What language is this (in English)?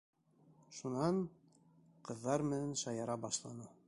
Bashkir